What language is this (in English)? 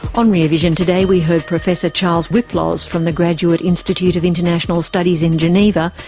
English